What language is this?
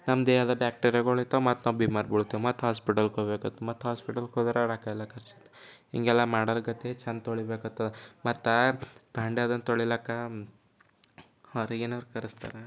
Kannada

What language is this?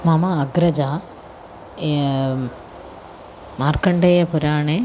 Sanskrit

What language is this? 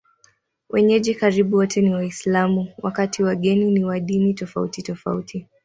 Swahili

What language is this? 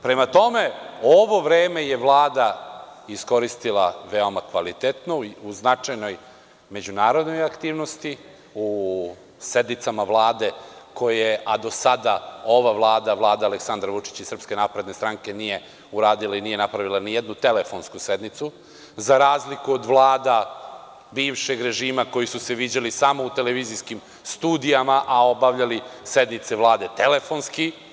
Serbian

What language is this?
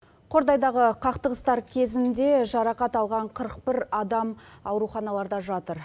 Kazakh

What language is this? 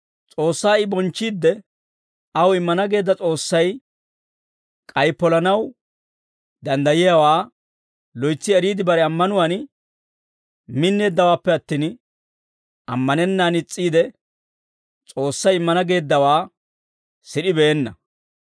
Dawro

